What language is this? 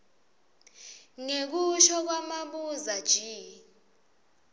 Swati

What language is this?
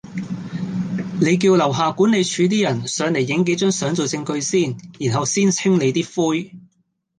Cantonese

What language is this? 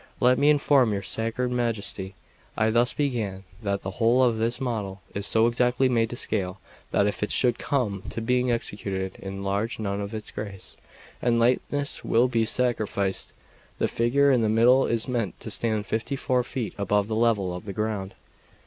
English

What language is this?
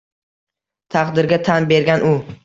Uzbek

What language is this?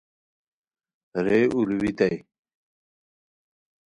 Khowar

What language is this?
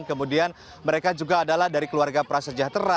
Indonesian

